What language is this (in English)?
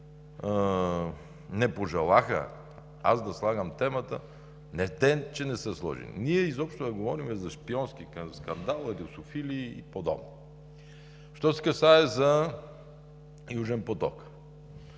Bulgarian